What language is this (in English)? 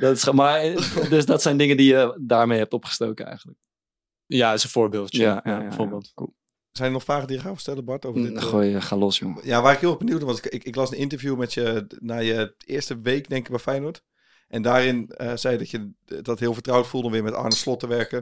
Dutch